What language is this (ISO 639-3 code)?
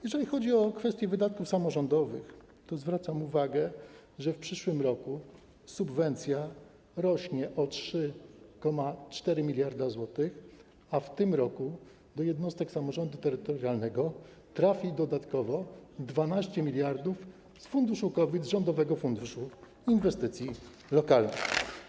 pol